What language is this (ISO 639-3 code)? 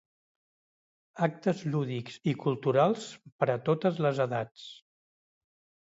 cat